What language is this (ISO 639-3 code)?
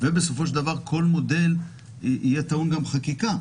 heb